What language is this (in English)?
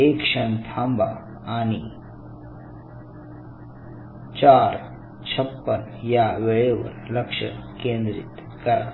Marathi